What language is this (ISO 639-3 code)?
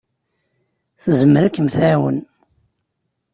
kab